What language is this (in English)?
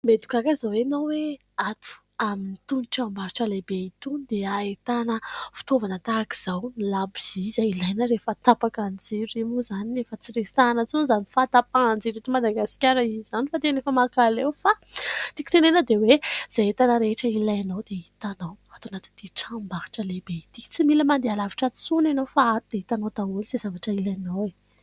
Malagasy